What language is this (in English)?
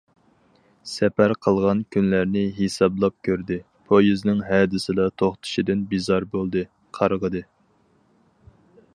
Uyghur